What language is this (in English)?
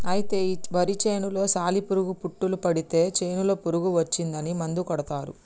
Telugu